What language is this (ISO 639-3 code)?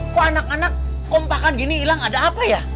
ind